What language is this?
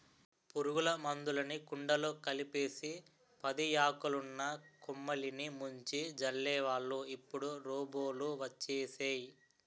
Telugu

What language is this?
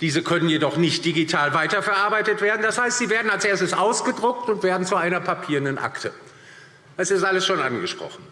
German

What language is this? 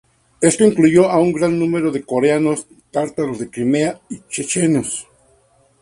Spanish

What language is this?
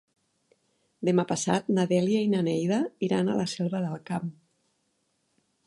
Catalan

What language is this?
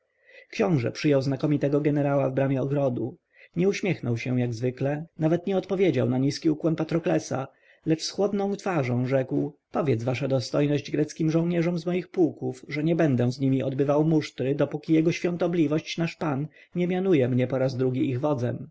Polish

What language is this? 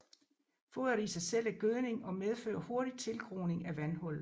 Danish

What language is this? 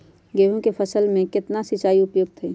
Magahi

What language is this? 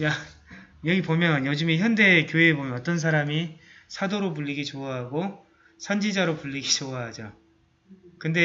Korean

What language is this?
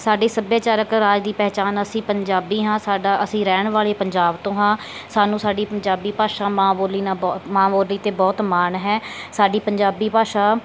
Punjabi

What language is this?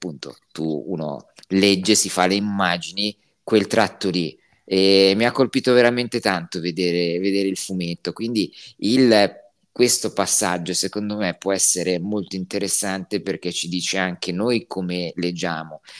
Italian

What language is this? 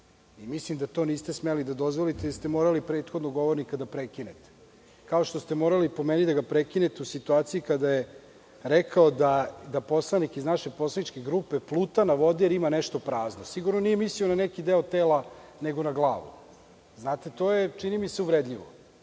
Serbian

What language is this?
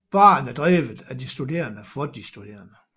Danish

